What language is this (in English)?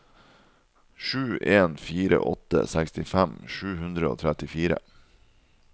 Norwegian